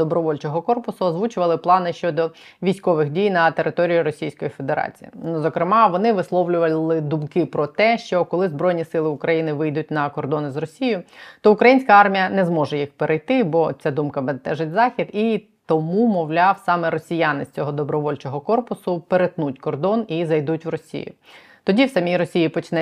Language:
Ukrainian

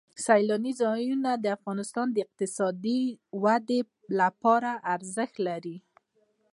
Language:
Pashto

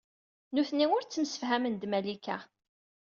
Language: Kabyle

